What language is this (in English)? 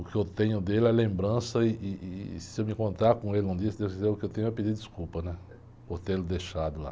Portuguese